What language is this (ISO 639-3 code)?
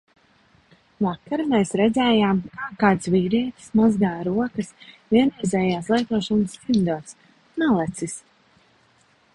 lav